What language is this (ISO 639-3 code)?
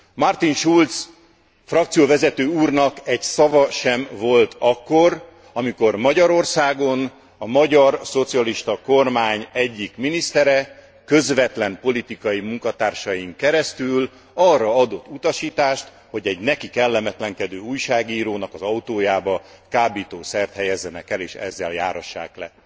hun